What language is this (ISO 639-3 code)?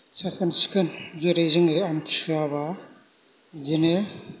brx